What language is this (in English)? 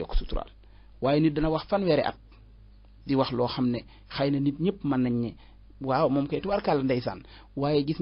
Arabic